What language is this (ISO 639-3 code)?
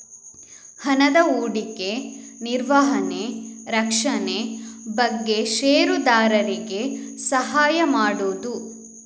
kan